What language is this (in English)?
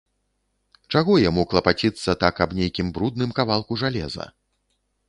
Belarusian